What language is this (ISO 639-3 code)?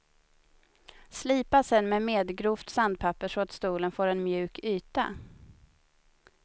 swe